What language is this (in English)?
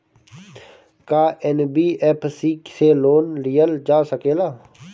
Bhojpuri